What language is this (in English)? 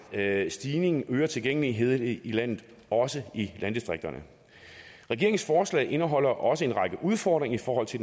Danish